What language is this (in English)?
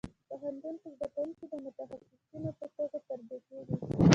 Pashto